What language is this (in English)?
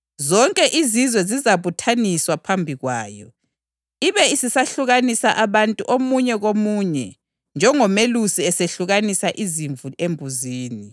North Ndebele